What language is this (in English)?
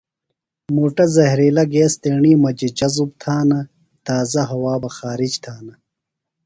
Phalura